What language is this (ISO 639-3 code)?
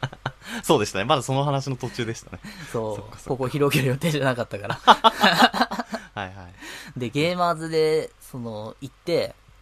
jpn